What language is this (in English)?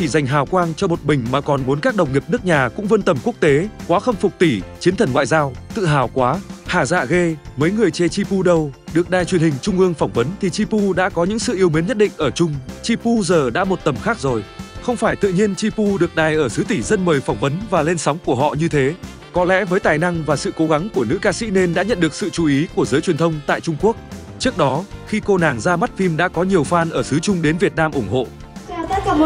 Vietnamese